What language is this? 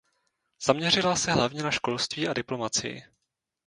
Czech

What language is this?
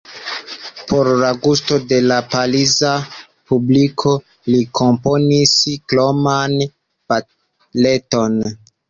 Esperanto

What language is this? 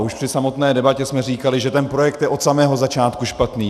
Czech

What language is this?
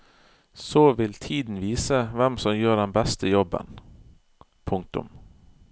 Norwegian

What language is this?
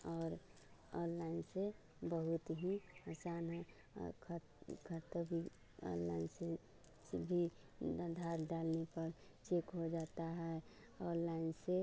Hindi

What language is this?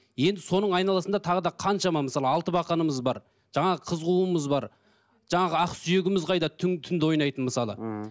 Kazakh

